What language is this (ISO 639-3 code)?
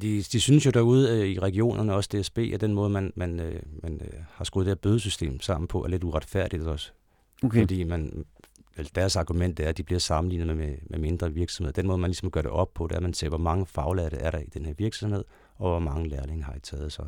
dan